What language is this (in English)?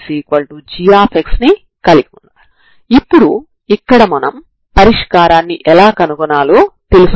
Telugu